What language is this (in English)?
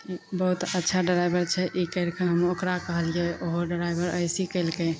Maithili